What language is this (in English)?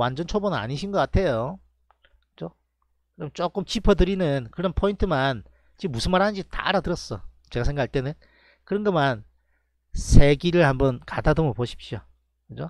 Korean